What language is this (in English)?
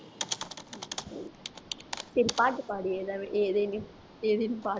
Tamil